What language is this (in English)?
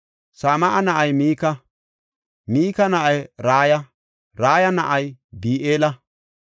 Gofa